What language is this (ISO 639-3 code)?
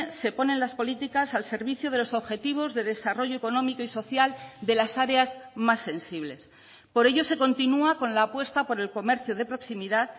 spa